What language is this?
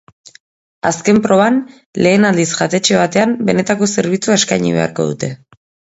Basque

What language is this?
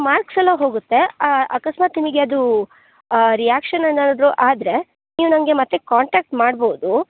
Kannada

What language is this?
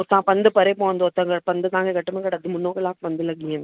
Sindhi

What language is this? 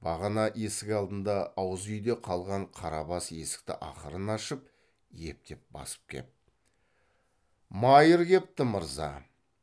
Kazakh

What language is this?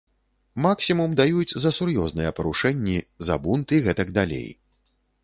Belarusian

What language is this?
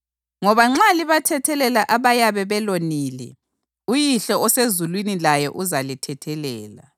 North Ndebele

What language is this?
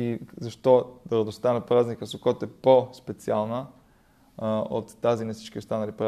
Bulgarian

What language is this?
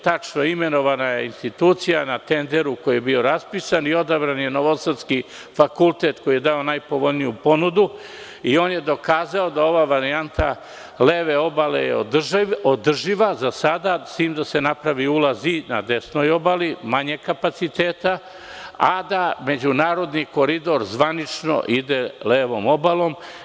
Serbian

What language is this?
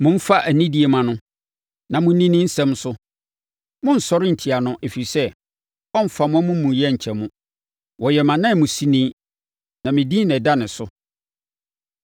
Akan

